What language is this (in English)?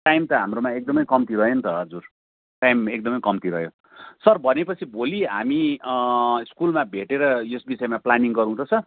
Nepali